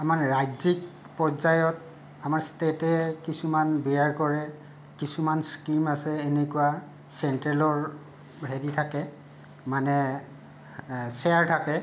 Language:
Assamese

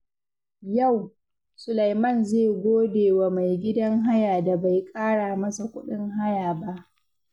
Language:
Hausa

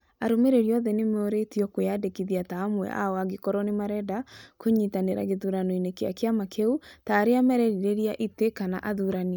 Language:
Kikuyu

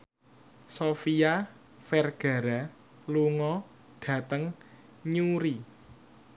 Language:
Javanese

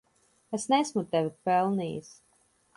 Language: Latvian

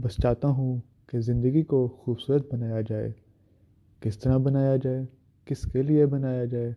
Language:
Urdu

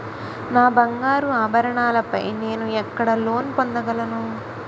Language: Telugu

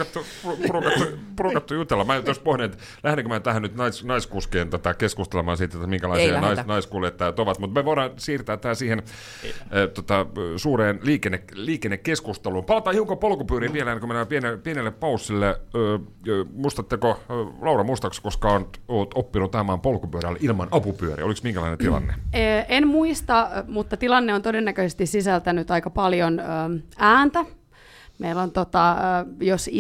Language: Finnish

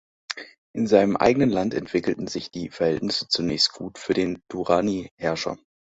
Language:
German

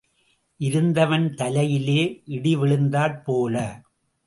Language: Tamil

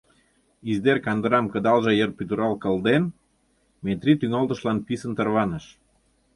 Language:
Mari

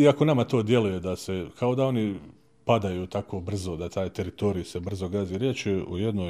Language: Croatian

